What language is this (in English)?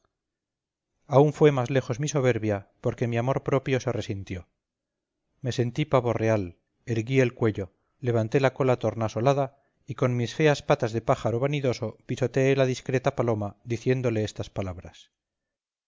Spanish